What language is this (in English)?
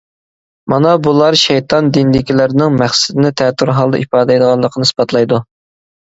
Uyghur